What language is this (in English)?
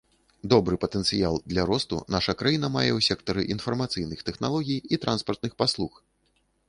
Belarusian